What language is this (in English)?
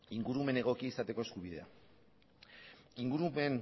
Basque